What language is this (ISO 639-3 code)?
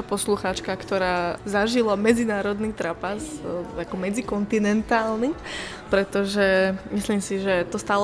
slk